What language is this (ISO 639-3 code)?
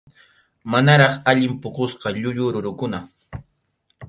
qxu